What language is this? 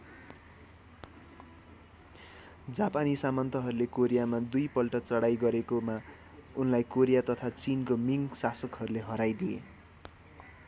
Nepali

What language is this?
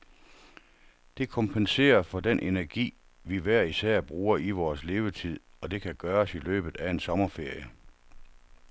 Danish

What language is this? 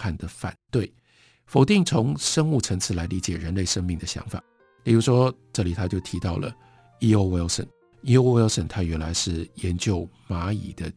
Chinese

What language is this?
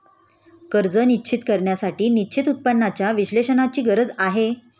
Marathi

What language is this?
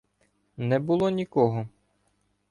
Ukrainian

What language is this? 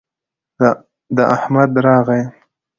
Pashto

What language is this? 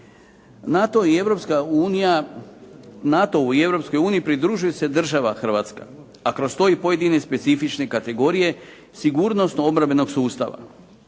Croatian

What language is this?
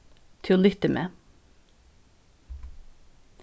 Faroese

